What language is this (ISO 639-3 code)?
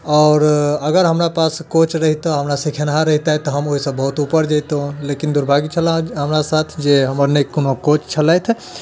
mai